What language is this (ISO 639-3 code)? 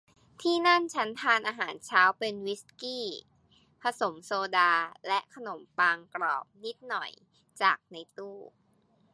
tha